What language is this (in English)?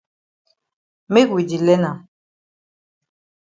Cameroon Pidgin